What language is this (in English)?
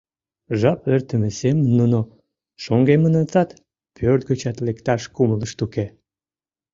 Mari